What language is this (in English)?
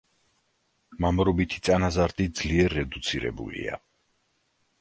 Georgian